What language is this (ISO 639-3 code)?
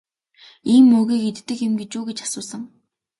mon